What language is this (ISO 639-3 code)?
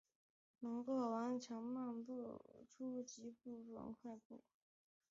zho